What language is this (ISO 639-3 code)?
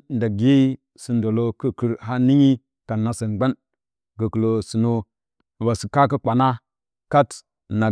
bcy